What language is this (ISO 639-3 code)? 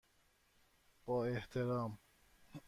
fas